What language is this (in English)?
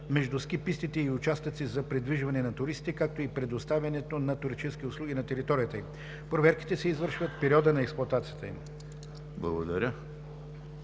Bulgarian